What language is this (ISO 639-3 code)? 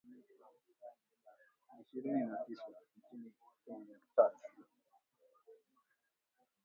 swa